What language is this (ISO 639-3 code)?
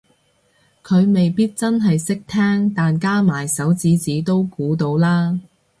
yue